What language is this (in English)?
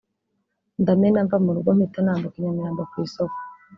Kinyarwanda